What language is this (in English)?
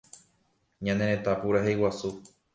Guarani